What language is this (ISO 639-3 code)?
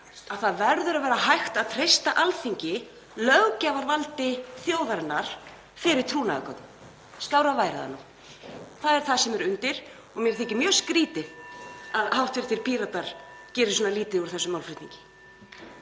isl